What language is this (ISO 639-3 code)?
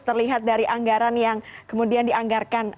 ind